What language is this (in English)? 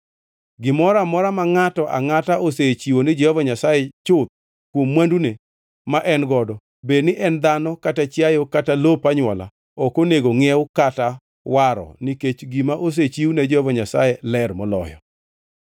Luo (Kenya and Tanzania)